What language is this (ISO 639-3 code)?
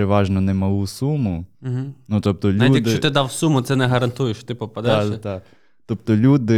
ukr